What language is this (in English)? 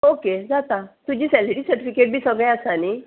Konkani